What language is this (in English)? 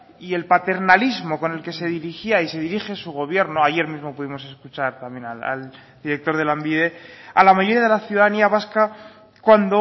Spanish